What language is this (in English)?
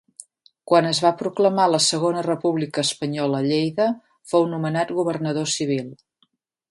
Catalan